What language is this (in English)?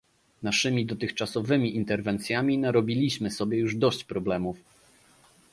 Polish